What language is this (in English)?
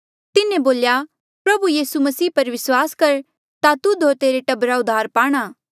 Mandeali